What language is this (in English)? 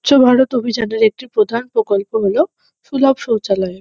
Bangla